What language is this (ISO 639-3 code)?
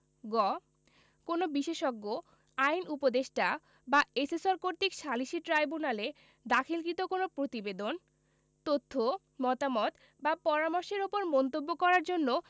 ben